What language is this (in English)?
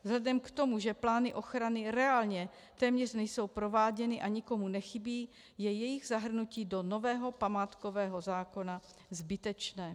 Czech